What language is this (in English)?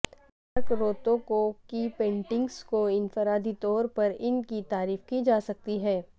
Urdu